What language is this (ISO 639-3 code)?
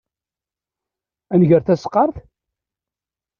kab